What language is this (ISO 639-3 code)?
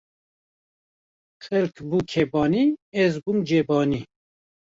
kur